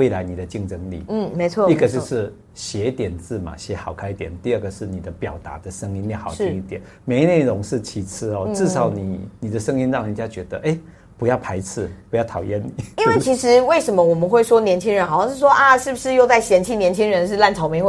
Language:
Chinese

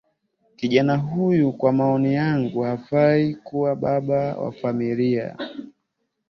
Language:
Swahili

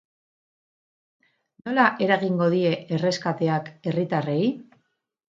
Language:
Basque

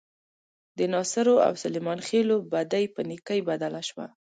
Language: Pashto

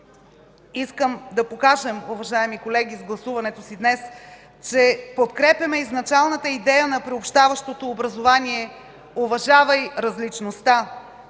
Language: Bulgarian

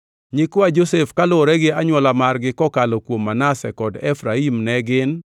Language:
Luo (Kenya and Tanzania)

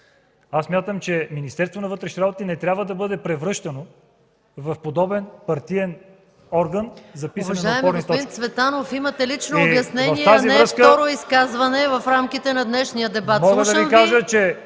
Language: Bulgarian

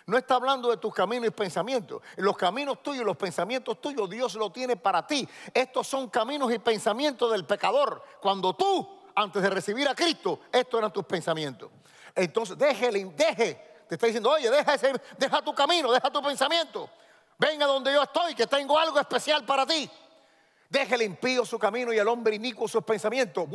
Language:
Spanish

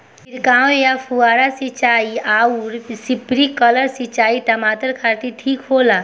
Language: Bhojpuri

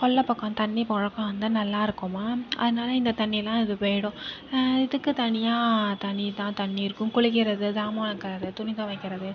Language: Tamil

